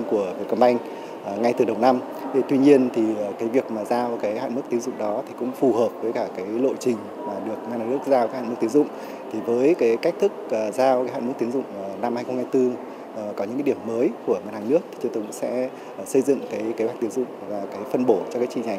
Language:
Vietnamese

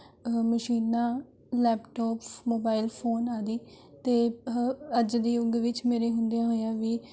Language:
Punjabi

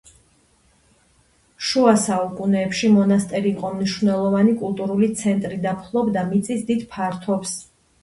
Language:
Georgian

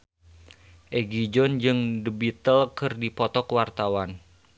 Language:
Sundanese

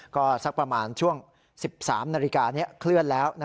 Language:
Thai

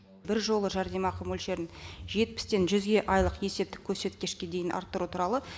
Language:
Kazakh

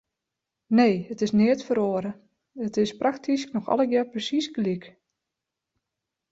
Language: Western Frisian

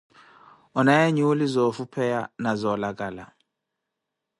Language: Koti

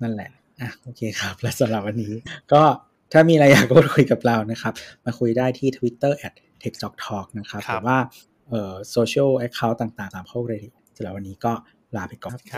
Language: Thai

